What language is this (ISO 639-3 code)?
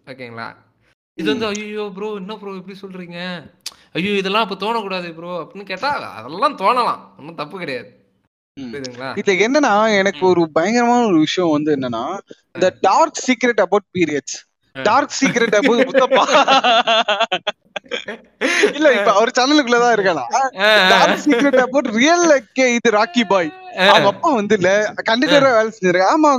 tam